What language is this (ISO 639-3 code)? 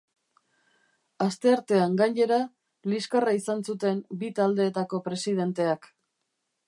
eus